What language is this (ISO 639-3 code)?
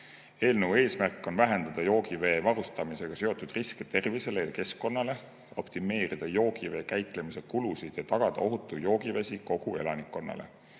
est